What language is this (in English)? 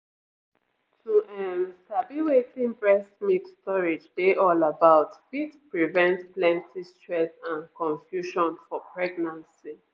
Nigerian Pidgin